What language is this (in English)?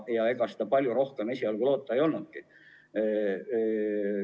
Estonian